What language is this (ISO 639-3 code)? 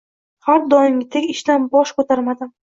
uzb